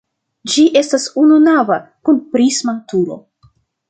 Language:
Esperanto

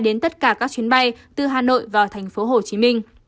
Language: Vietnamese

